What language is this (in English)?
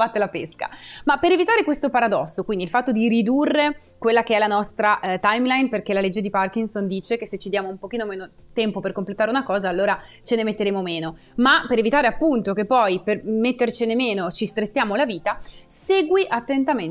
Italian